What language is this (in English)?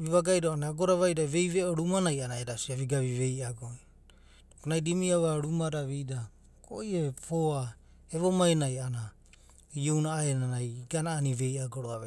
Abadi